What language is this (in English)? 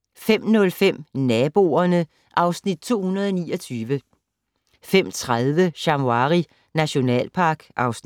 Danish